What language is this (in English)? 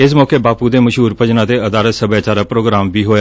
Punjabi